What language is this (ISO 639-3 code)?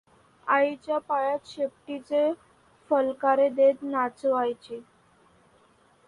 mar